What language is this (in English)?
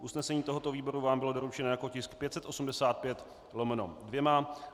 Czech